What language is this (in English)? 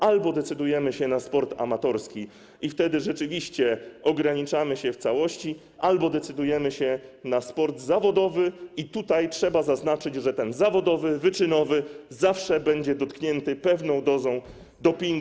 Polish